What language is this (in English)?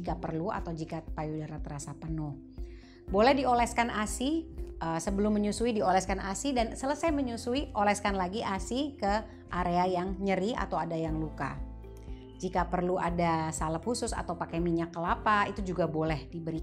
Indonesian